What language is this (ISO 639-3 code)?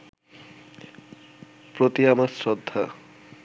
ben